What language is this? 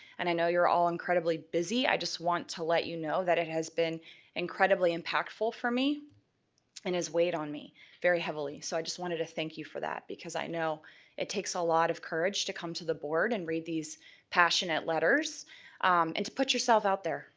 English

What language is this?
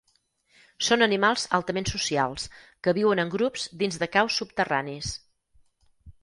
Catalan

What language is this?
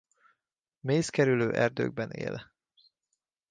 Hungarian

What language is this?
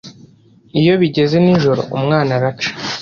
Kinyarwanda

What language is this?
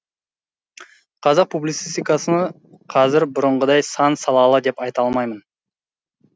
Kazakh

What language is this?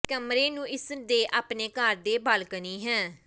Punjabi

